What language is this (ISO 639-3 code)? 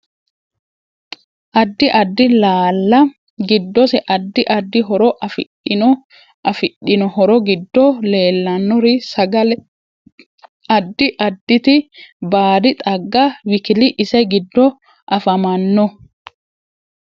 sid